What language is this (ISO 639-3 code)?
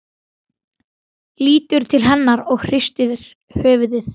isl